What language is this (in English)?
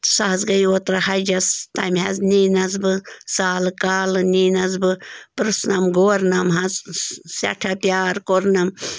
Kashmiri